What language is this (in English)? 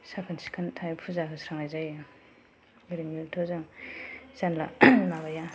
Bodo